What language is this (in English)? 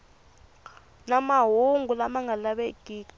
Tsonga